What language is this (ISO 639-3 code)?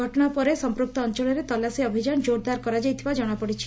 ori